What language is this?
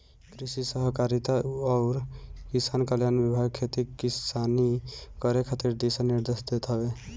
Bhojpuri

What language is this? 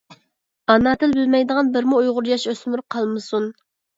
Uyghur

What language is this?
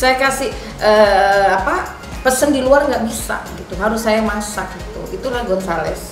Indonesian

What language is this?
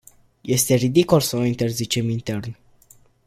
Romanian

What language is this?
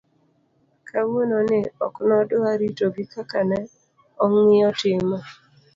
Luo (Kenya and Tanzania)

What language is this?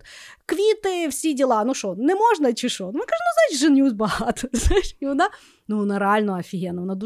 Ukrainian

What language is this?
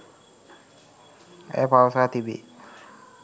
Sinhala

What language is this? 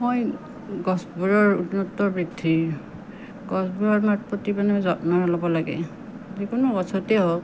Assamese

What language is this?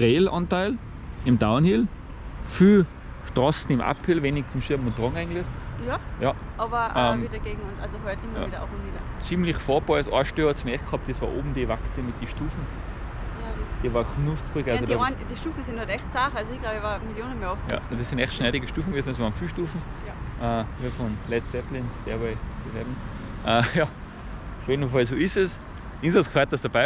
German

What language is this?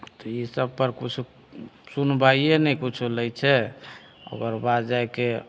Maithili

